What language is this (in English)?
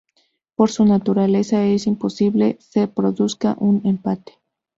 Spanish